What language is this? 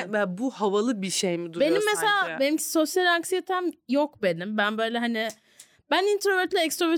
Turkish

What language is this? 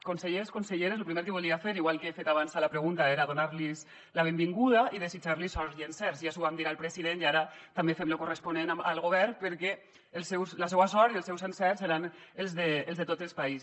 Catalan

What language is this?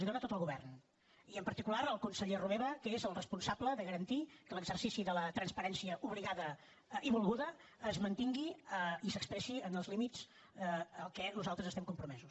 Catalan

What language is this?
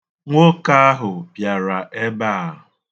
Igbo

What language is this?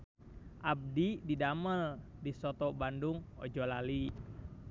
Sundanese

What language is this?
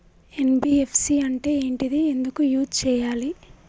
Telugu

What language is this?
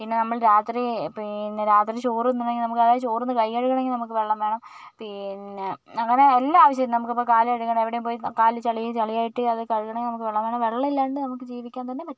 Malayalam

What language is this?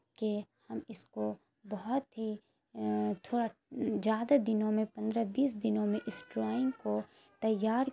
Urdu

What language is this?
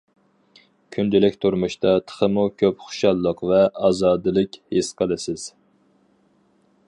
Uyghur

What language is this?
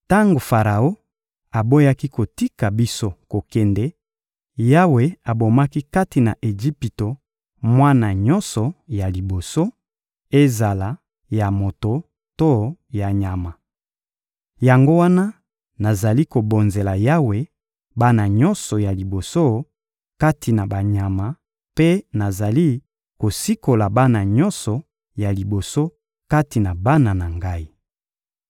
Lingala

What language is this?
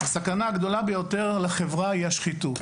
Hebrew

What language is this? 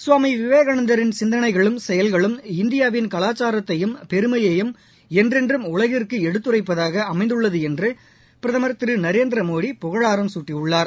Tamil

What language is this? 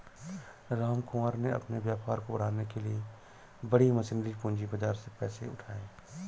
Hindi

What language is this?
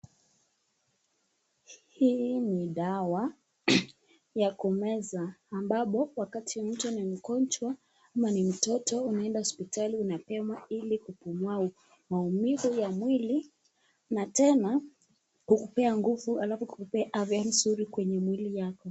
Swahili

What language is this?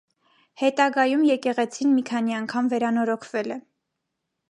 Armenian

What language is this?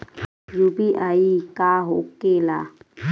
Bhojpuri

